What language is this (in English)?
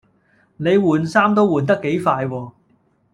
Cantonese